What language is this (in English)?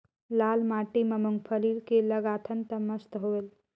Chhattisgarhi